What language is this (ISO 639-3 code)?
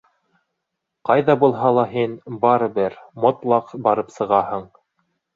bak